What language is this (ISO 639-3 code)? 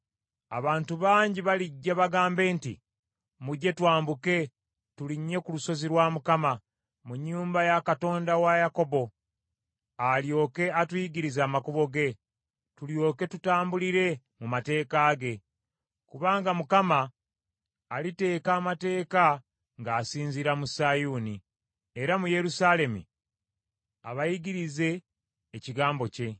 lug